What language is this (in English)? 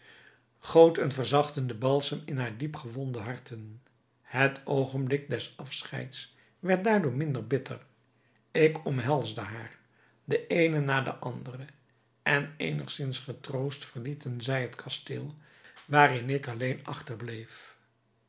Dutch